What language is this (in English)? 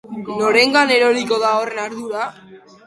Basque